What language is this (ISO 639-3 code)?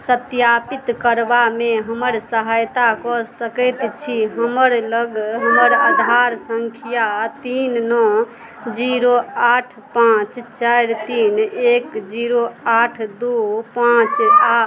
mai